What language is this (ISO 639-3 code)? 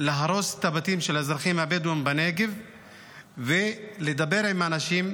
heb